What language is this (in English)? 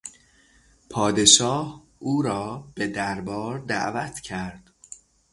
Persian